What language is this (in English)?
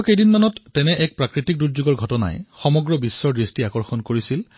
Assamese